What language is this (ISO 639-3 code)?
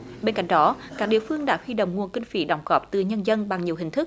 vie